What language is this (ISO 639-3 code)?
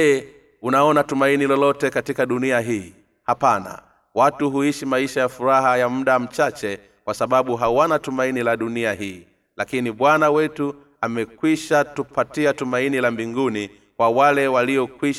swa